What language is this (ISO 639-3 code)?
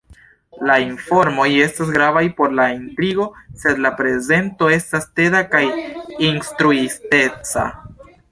epo